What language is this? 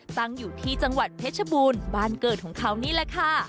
Thai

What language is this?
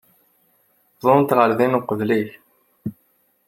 Kabyle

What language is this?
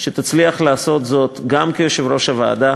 Hebrew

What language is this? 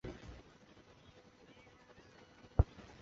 Chinese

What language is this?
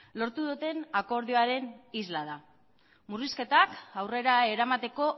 Basque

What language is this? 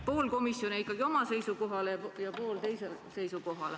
Estonian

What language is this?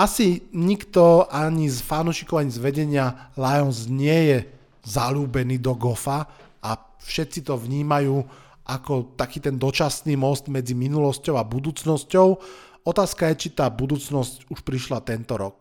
Slovak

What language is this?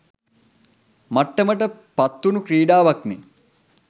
Sinhala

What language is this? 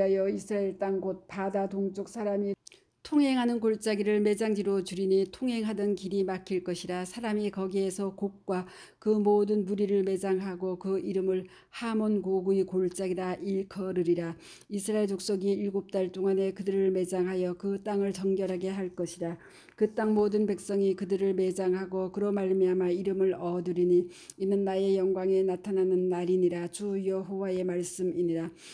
Korean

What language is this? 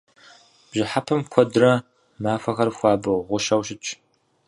Kabardian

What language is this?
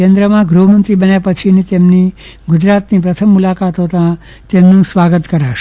Gujarati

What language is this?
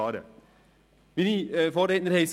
Swiss German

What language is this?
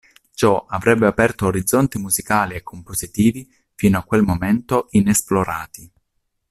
Italian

